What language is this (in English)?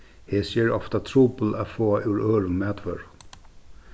Faroese